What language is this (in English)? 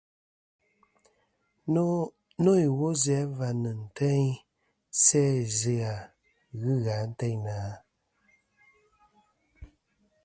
Kom